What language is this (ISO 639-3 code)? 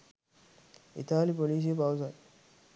sin